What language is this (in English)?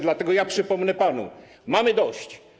Polish